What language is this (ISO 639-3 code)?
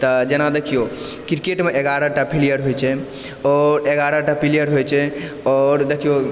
mai